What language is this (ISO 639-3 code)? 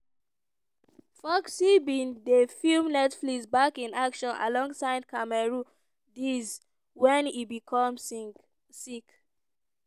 pcm